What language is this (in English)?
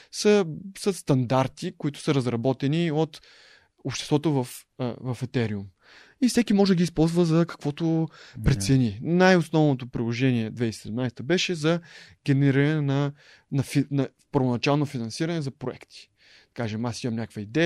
Bulgarian